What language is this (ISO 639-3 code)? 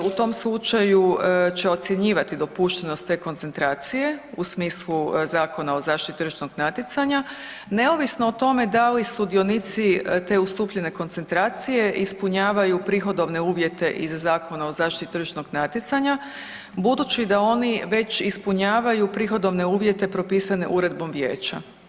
hrv